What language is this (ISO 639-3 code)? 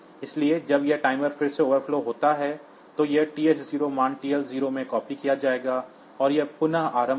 hin